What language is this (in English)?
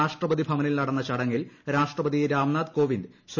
Malayalam